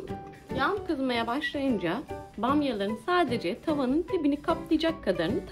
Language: Turkish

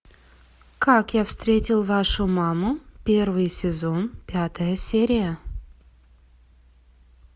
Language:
Russian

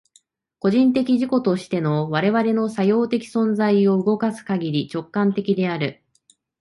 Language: Japanese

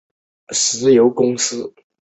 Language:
Chinese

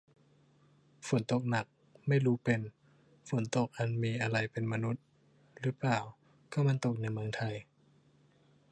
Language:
Thai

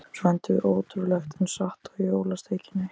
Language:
Icelandic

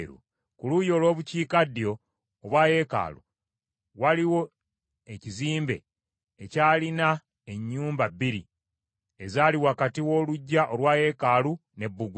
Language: Ganda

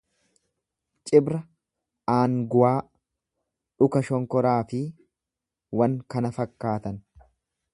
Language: Oromo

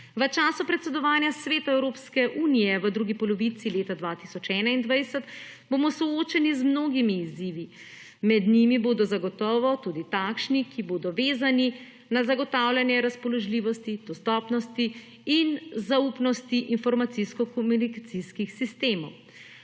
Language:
Slovenian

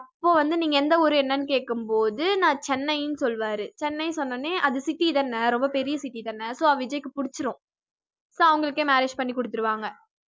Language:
Tamil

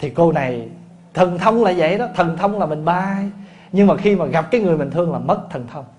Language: Vietnamese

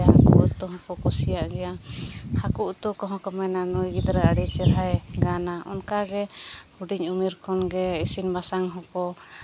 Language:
Santali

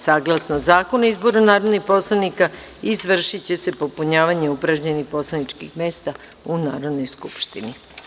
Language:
Serbian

